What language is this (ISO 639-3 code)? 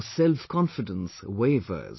eng